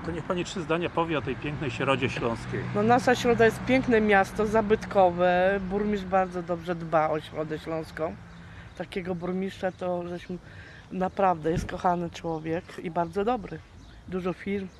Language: Polish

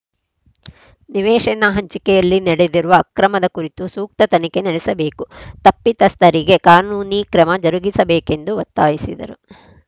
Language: Kannada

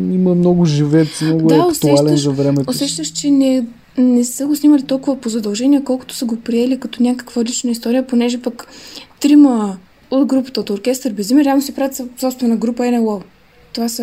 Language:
Bulgarian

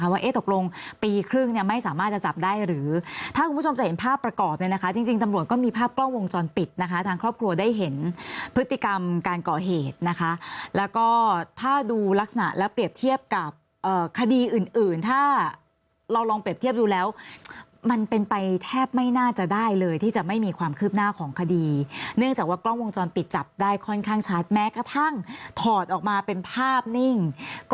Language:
Thai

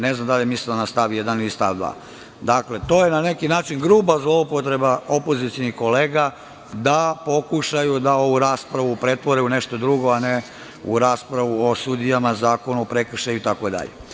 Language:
Serbian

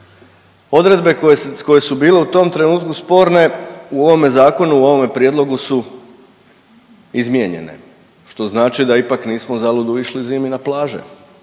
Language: Croatian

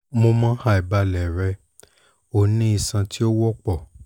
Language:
Yoruba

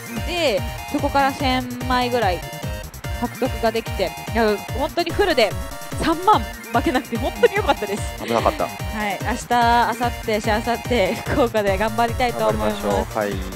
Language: Japanese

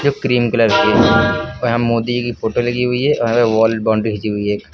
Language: Hindi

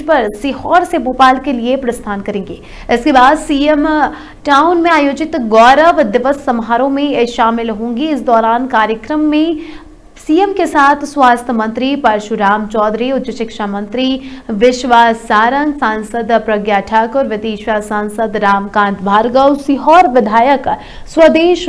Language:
Hindi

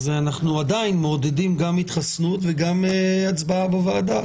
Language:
Hebrew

